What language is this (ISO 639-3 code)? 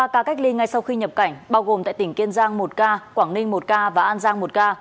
vie